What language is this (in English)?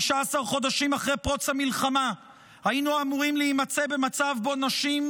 Hebrew